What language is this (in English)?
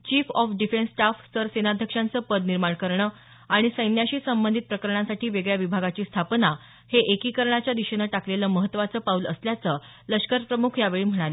Marathi